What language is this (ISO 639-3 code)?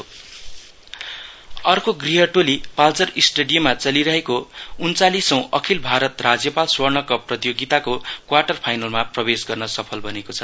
nep